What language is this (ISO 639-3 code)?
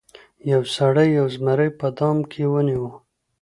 pus